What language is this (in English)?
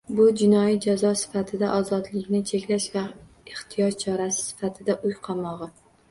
Uzbek